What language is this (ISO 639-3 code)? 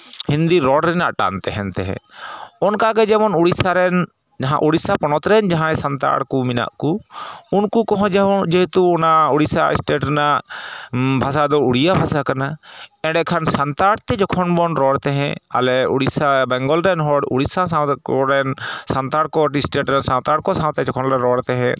sat